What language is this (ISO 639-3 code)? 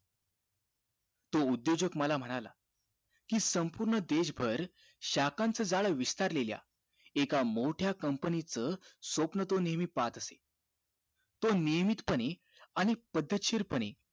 mar